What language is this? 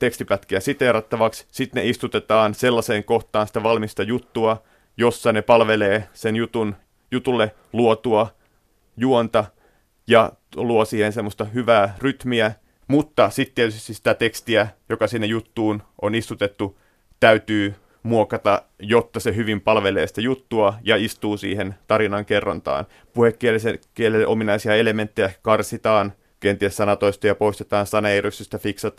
Finnish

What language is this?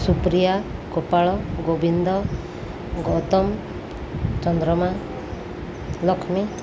Odia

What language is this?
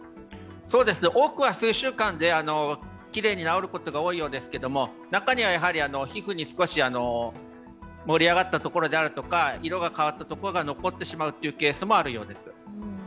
Japanese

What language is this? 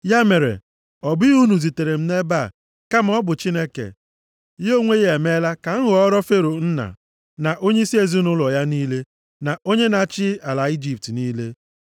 Igbo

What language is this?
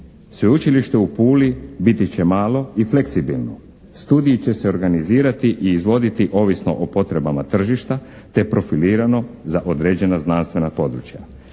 Croatian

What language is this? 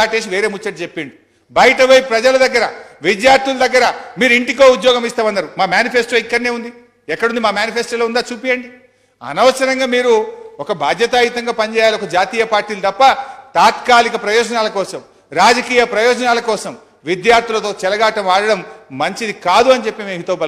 Telugu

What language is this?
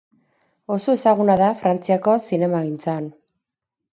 Basque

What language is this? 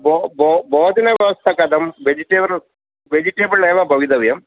Sanskrit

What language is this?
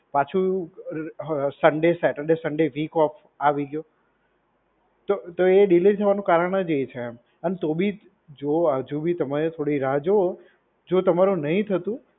Gujarati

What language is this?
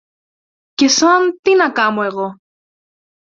Greek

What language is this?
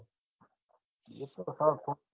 Gujarati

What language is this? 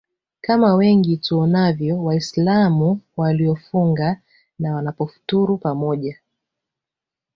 Swahili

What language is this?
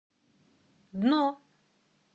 Russian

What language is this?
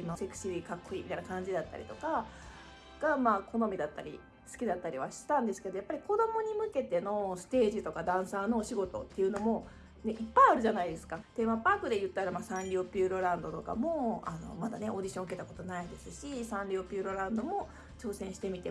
Japanese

